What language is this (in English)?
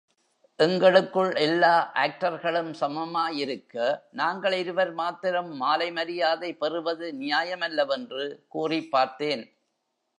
Tamil